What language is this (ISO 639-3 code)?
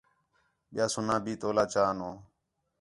xhe